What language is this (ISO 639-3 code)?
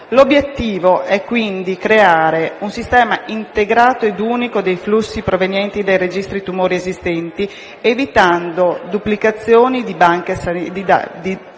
ita